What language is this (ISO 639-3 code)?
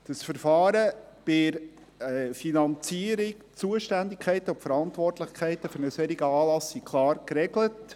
gsw